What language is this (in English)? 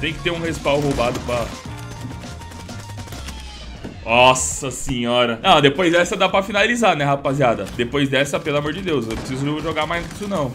Portuguese